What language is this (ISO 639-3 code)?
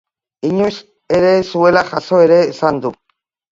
eus